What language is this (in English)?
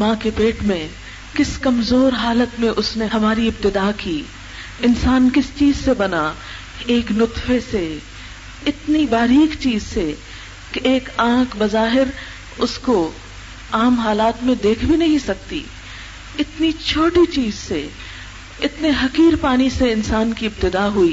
Urdu